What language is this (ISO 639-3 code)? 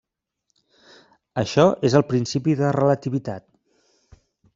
cat